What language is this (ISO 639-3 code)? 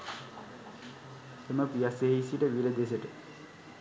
sin